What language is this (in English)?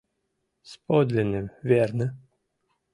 Mari